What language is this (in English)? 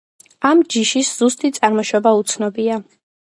Georgian